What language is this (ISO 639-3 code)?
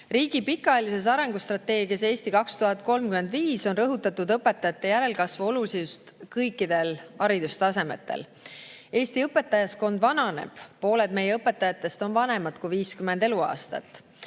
est